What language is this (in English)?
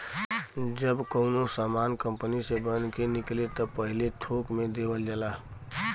Bhojpuri